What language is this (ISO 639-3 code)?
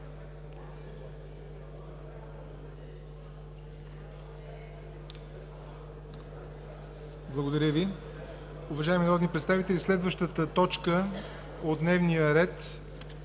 bul